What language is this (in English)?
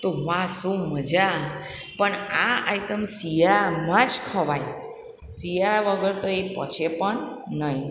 Gujarati